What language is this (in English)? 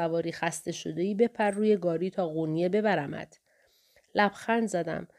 Persian